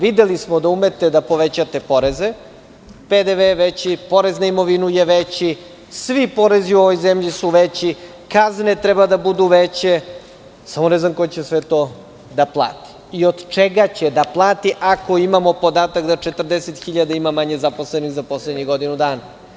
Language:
Serbian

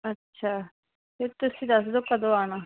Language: Punjabi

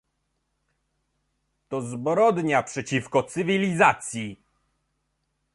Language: Polish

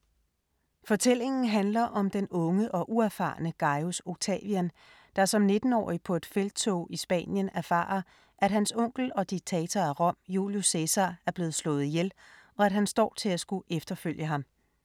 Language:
Danish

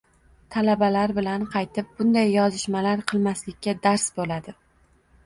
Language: Uzbek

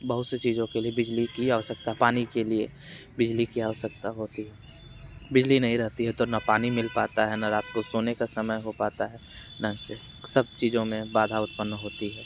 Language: Hindi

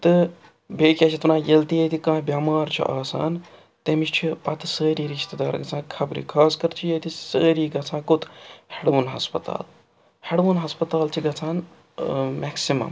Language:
Kashmiri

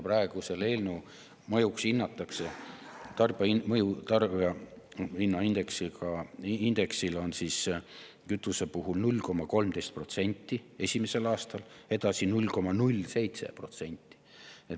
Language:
Estonian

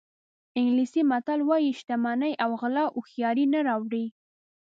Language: Pashto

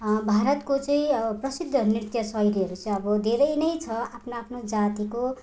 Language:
Nepali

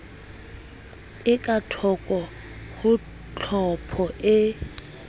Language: Southern Sotho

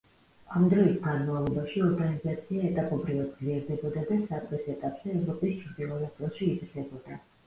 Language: Georgian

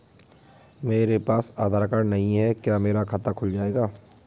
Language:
Hindi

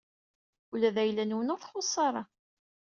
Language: Kabyle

